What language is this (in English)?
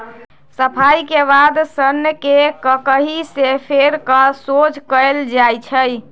Magahi